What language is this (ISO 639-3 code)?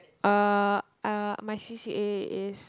eng